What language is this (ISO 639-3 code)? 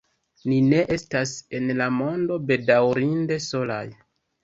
epo